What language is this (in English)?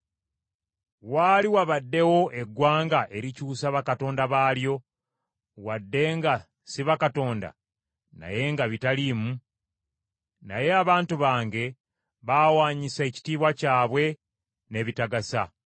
Ganda